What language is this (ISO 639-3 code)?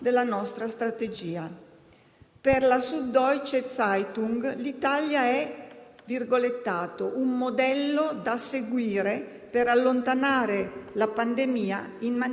ita